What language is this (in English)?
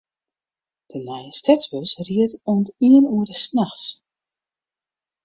Western Frisian